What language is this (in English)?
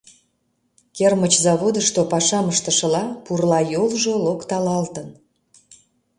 Mari